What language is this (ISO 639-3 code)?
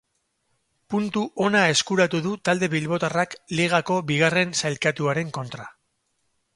eus